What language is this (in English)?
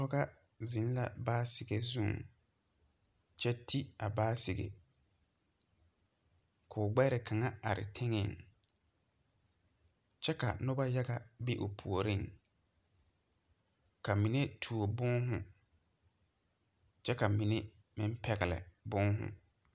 Southern Dagaare